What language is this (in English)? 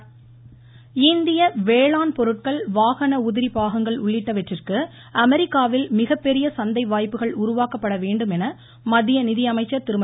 Tamil